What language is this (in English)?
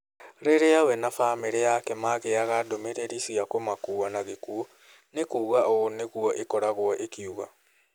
Kikuyu